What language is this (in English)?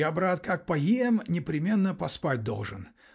Russian